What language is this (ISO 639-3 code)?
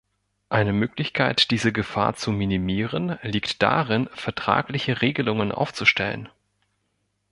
deu